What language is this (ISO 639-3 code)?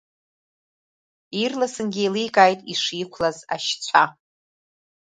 abk